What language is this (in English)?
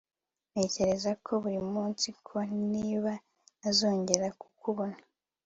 Kinyarwanda